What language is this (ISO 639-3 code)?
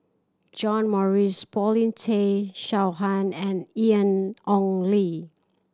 eng